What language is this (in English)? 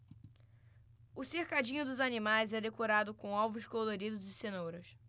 Portuguese